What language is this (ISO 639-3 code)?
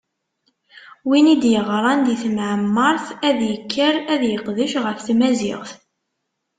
kab